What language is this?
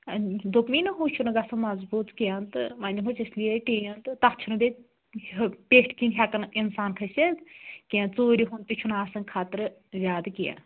Kashmiri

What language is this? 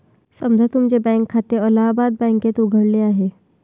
Marathi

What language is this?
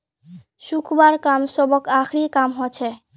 Magahi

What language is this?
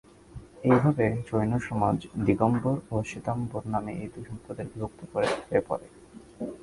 Bangla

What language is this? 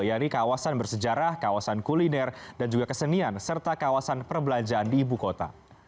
Indonesian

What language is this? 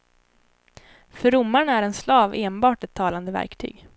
Swedish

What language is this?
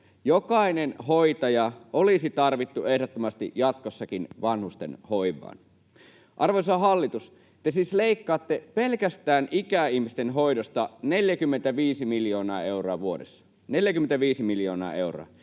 Finnish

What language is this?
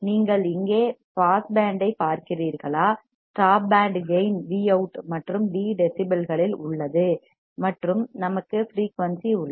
Tamil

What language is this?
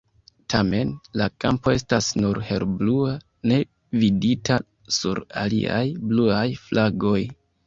Esperanto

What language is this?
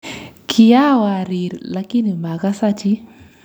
Kalenjin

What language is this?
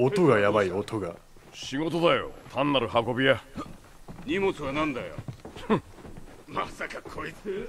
Japanese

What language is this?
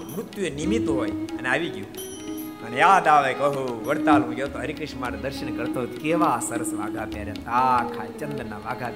Gujarati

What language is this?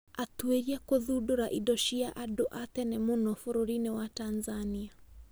Kikuyu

